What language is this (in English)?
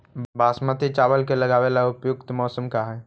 Magahi